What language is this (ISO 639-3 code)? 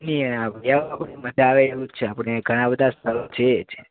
guj